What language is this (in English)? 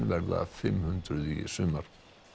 Icelandic